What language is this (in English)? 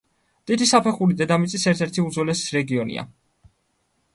Georgian